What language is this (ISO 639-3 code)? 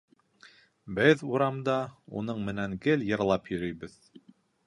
bak